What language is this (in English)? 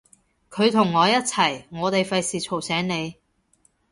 Cantonese